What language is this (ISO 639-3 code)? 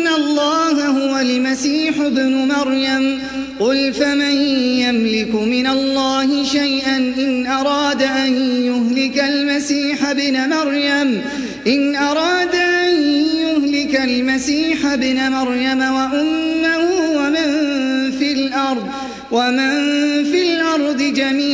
ara